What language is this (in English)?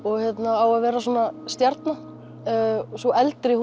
Icelandic